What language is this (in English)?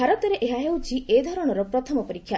Odia